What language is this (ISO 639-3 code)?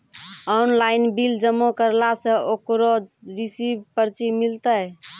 mai